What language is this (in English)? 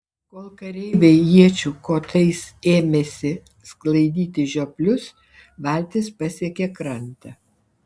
Lithuanian